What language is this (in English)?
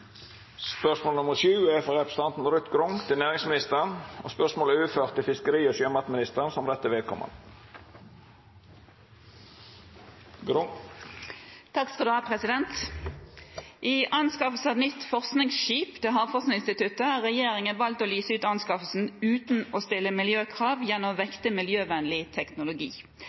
Norwegian